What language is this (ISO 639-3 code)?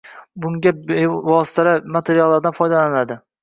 uzb